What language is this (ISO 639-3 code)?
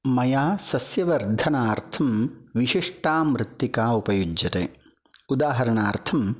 san